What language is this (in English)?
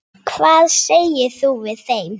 Icelandic